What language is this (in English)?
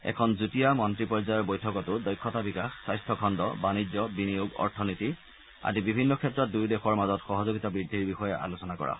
Assamese